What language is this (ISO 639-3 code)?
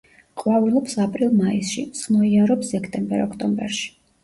kat